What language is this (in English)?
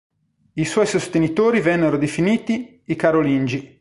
Italian